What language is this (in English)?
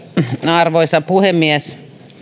Finnish